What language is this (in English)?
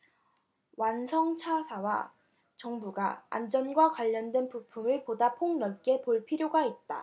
Korean